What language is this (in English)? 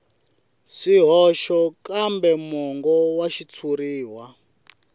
Tsonga